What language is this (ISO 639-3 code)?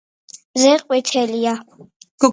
kat